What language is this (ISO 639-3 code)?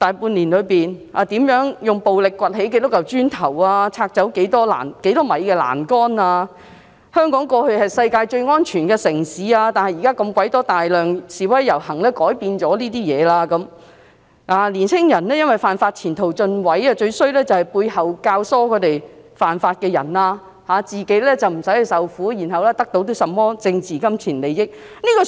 yue